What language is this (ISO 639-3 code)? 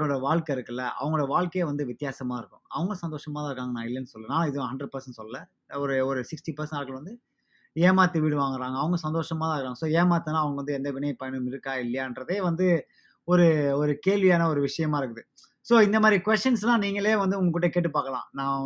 tam